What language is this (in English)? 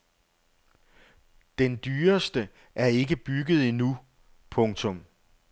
Danish